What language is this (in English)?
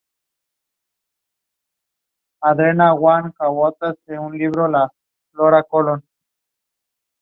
Spanish